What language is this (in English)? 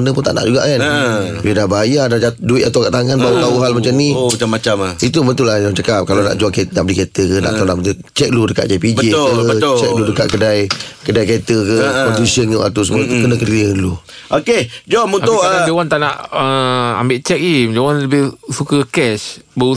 Malay